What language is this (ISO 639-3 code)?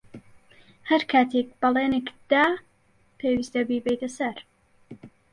ckb